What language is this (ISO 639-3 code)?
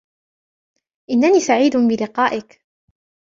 ara